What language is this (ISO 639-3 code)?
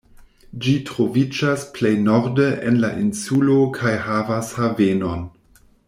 epo